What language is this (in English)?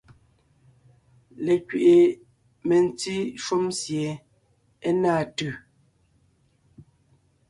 Ngiemboon